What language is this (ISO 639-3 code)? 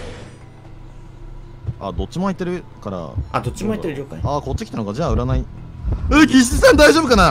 jpn